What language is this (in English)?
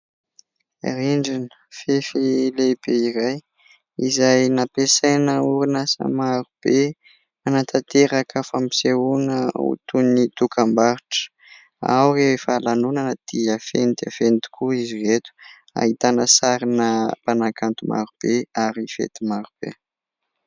Malagasy